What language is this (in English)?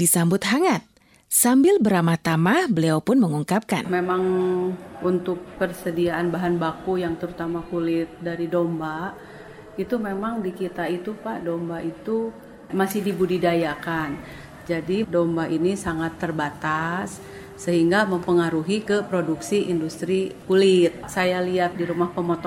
Indonesian